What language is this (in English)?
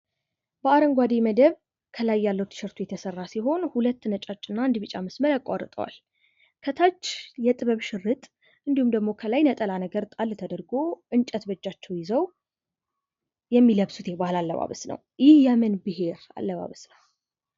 Amharic